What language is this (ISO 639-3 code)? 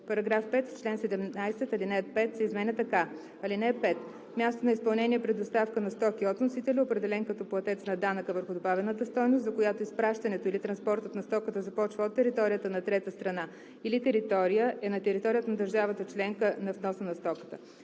bul